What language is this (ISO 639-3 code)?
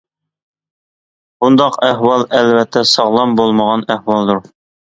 uig